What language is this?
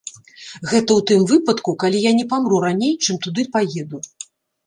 Belarusian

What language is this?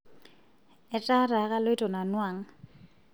Masai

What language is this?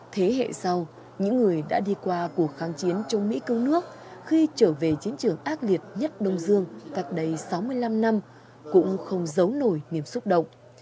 Vietnamese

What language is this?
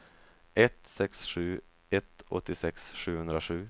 Swedish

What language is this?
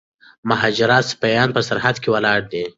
Pashto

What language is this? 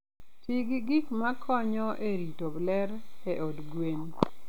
Luo (Kenya and Tanzania)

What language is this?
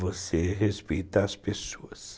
Portuguese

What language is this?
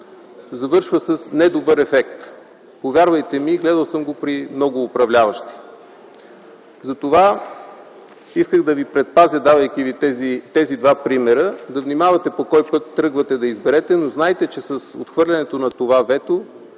Bulgarian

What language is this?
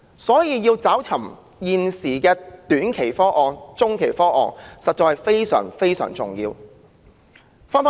Cantonese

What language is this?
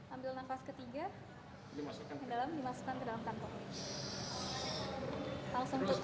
Indonesian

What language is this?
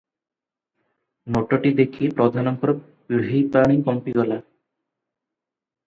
Odia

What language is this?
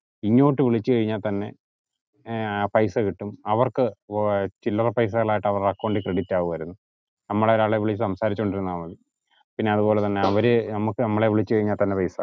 Malayalam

